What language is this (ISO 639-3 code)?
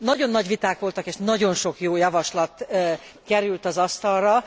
hun